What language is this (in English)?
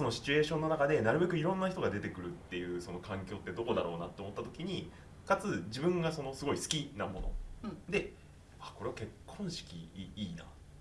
Japanese